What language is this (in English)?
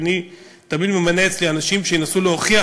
Hebrew